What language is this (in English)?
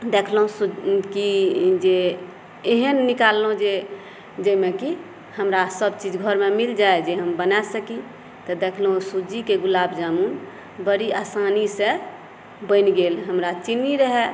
Maithili